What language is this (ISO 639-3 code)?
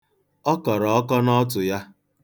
ibo